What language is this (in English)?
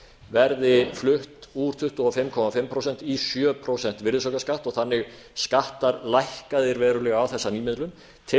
Icelandic